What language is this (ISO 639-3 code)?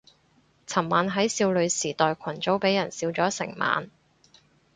yue